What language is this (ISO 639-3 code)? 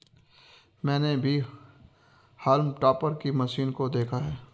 hin